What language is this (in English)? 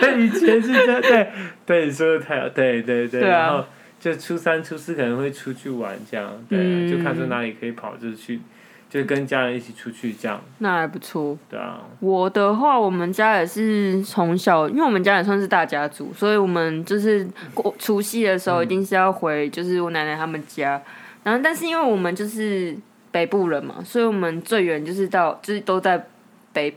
Chinese